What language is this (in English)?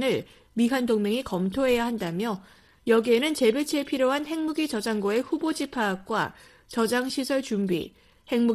Korean